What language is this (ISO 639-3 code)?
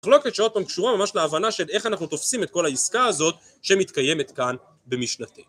heb